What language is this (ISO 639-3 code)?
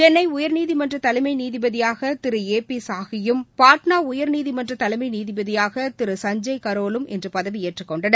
tam